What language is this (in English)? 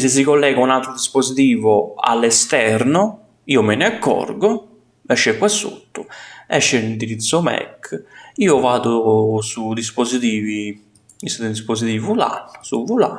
Italian